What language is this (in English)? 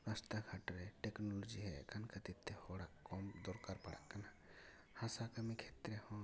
Santali